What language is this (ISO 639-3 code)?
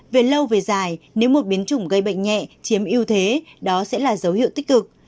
vie